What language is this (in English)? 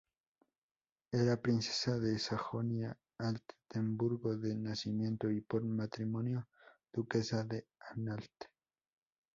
Spanish